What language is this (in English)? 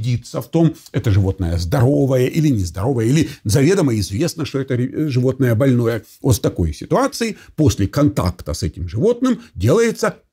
Russian